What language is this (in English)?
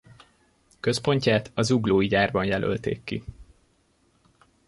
Hungarian